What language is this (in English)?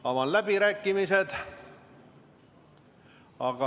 Estonian